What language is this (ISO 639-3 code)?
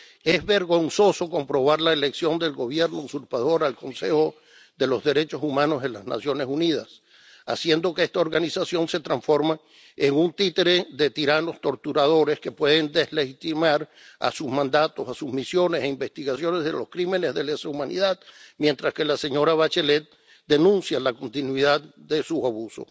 spa